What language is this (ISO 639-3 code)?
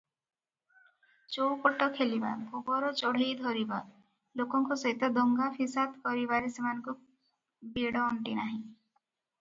ori